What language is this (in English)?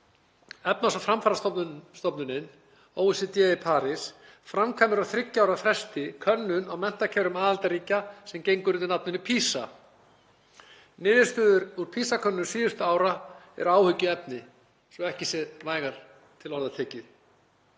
Icelandic